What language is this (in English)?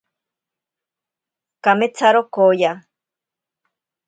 Ashéninka Perené